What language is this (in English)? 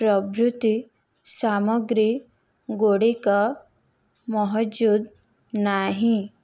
Odia